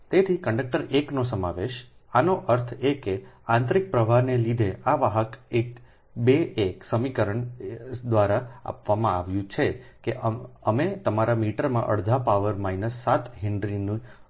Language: Gujarati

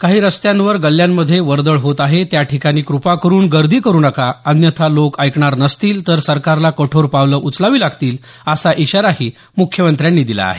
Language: Marathi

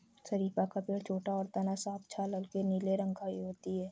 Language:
Hindi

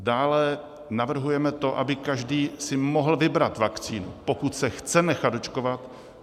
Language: Czech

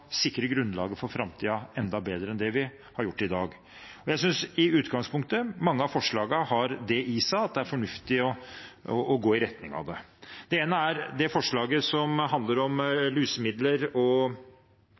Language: Norwegian Bokmål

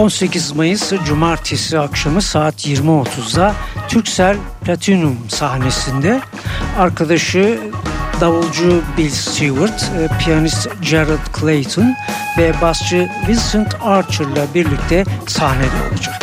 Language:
Turkish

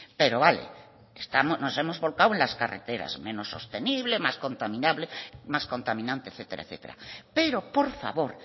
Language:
Spanish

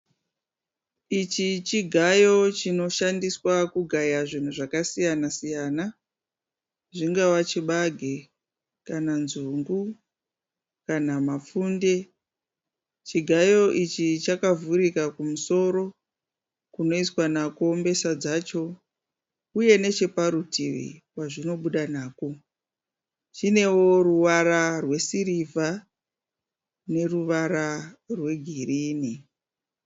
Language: Shona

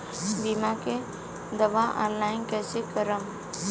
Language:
Bhojpuri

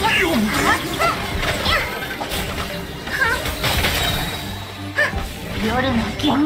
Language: Japanese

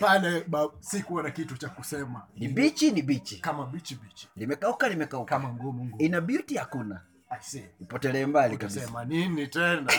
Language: Swahili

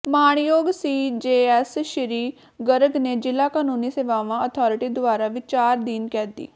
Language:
Punjabi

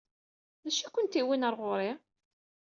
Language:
Kabyle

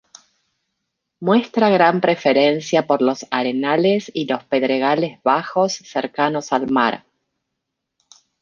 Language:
Spanish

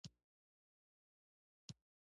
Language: Pashto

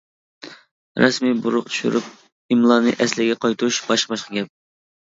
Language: Uyghur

